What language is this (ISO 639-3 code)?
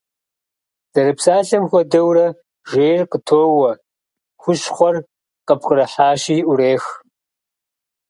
kbd